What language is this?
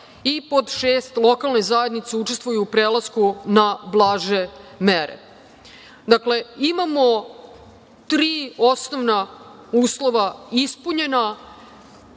Serbian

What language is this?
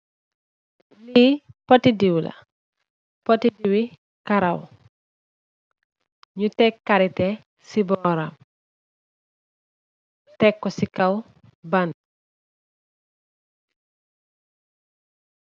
Wolof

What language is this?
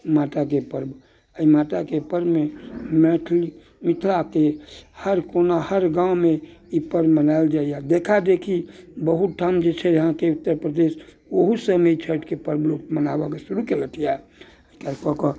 Maithili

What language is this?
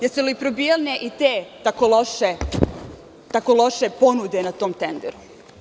Serbian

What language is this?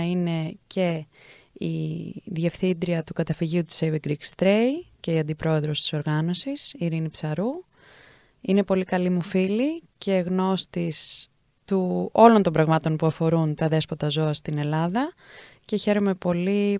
Greek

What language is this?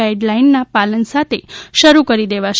Gujarati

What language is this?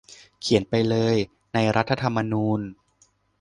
Thai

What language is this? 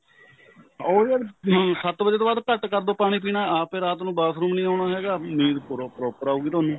Punjabi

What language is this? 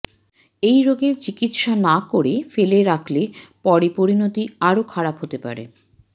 Bangla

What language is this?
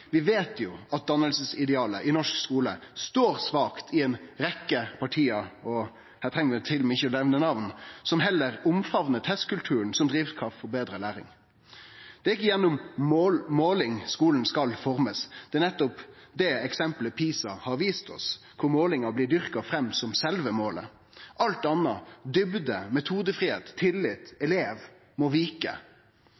Norwegian Nynorsk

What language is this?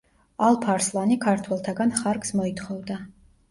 Georgian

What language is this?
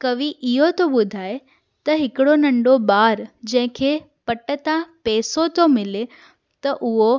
Sindhi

